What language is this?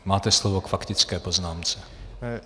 Czech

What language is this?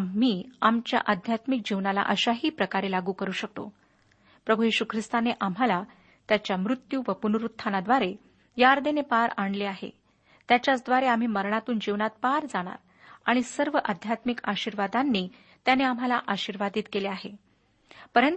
Marathi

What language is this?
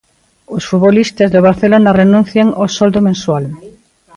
Galician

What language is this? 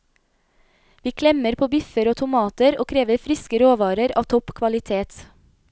Norwegian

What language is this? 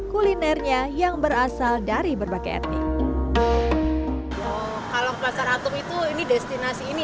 Indonesian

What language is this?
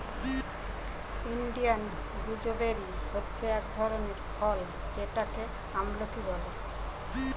Bangla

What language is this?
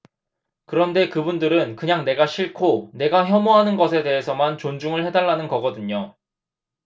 Korean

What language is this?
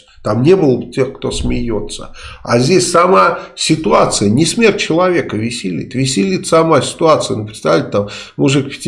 Russian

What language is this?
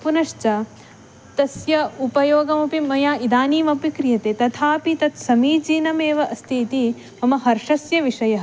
Sanskrit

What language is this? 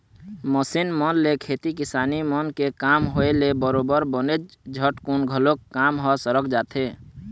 Chhattisgarhi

